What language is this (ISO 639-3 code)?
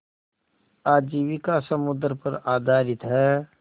hin